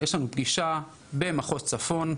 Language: Hebrew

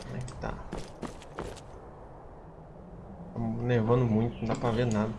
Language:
Portuguese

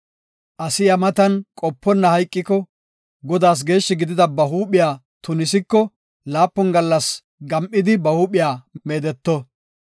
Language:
Gofa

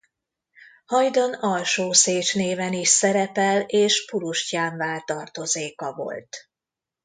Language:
Hungarian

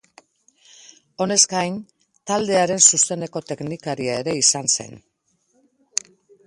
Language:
Basque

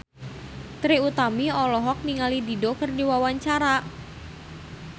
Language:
Sundanese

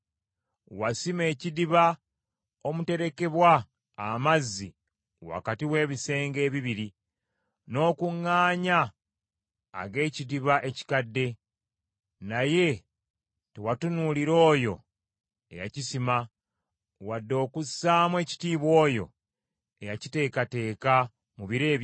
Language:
Ganda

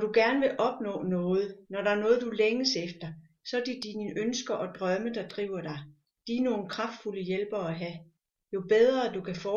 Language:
Danish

